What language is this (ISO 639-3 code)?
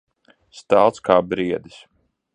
lav